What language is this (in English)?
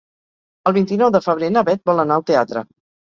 Catalan